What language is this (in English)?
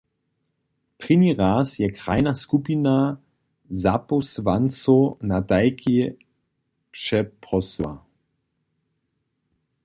Upper Sorbian